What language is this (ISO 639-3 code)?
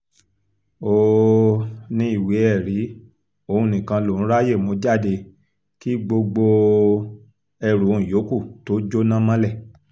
yor